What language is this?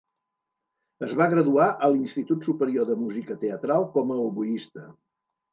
Catalan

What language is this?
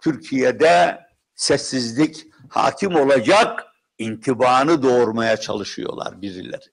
Turkish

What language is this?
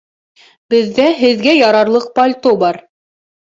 Bashkir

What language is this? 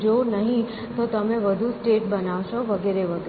Gujarati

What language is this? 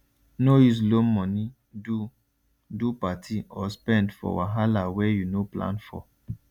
Nigerian Pidgin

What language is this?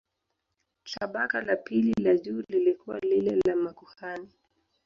Swahili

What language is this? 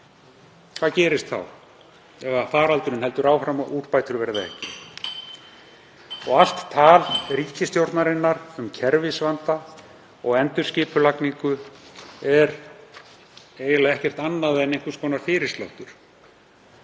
Icelandic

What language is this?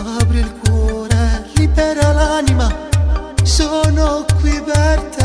Romanian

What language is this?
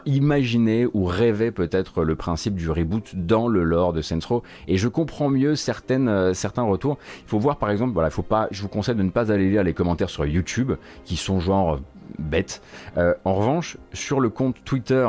French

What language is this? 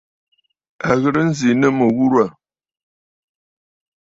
Bafut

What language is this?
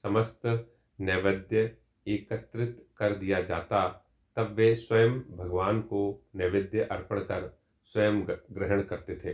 Hindi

